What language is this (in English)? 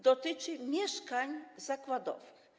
Polish